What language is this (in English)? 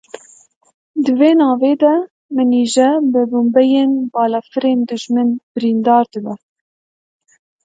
Kurdish